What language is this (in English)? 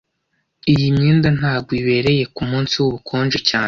Kinyarwanda